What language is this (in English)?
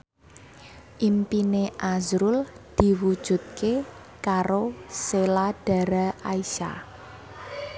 Javanese